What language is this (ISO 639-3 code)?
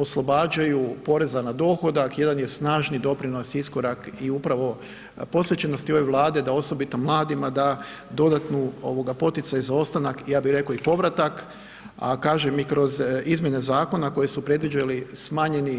hrv